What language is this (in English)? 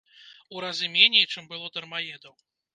Belarusian